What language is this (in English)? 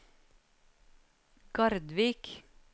Norwegian